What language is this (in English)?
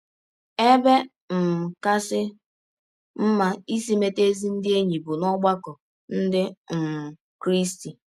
Igbo